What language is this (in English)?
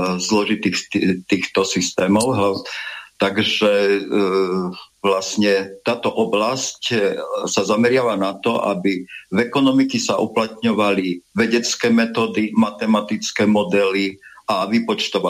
Slovak